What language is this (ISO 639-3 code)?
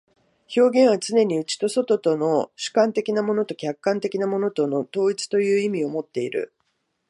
jpn